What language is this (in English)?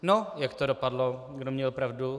Czech